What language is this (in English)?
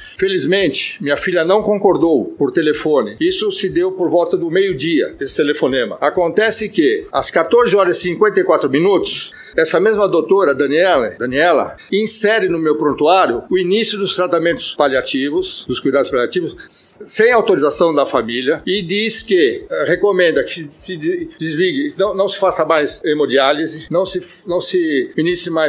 Portuguese